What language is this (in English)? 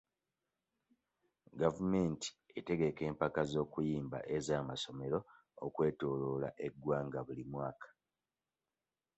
Ganda